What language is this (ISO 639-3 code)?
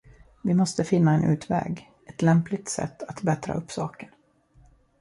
swe